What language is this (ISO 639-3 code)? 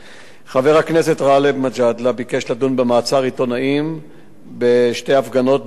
heb